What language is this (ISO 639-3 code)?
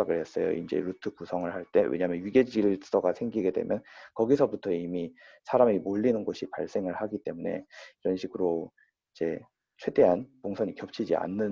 kor